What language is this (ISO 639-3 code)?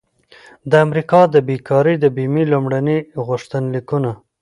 pus